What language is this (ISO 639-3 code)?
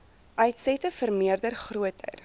afr